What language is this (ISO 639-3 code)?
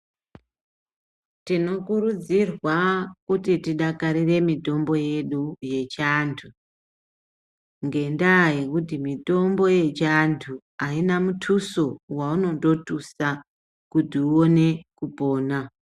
ndc